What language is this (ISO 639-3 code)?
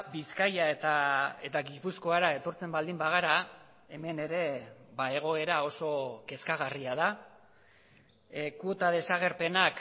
eus